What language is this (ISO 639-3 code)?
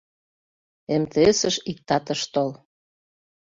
chm